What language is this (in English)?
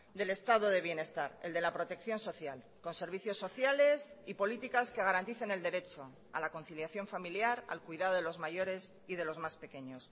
Spanish